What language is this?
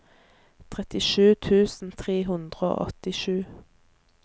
Norwegian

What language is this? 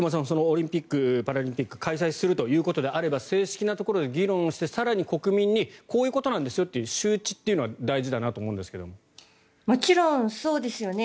Japanese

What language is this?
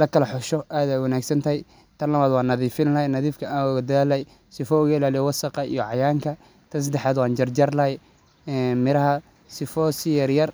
Somali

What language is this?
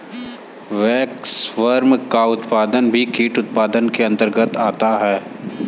Hindi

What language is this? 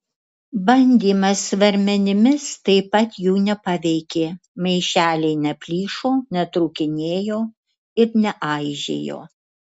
Lithuanian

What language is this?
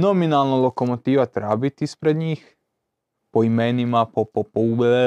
Croatian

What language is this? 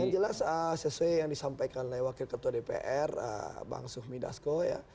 Indonesian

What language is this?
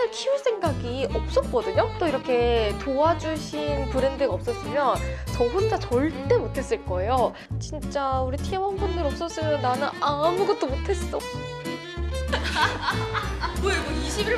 Korean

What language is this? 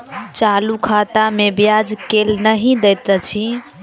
Maithili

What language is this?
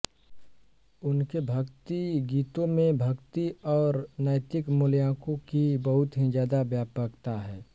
Hindi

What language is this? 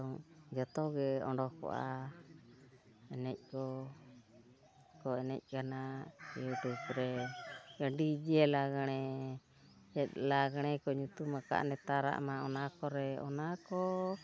Santali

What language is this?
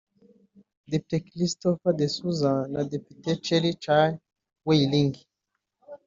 Kinyarwanda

